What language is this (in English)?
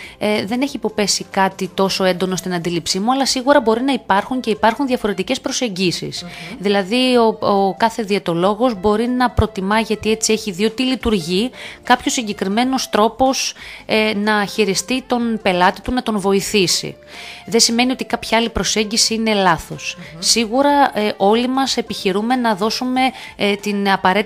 Greek